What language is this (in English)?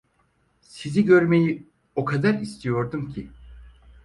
Turkish